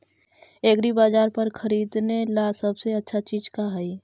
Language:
Magahi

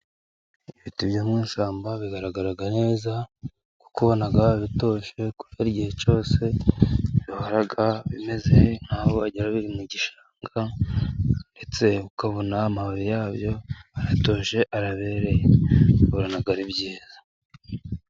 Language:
Kinyarwanda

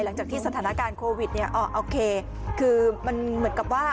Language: Thai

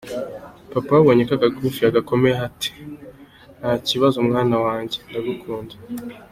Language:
Kinyarwanda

